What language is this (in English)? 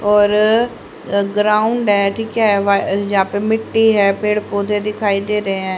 Hindi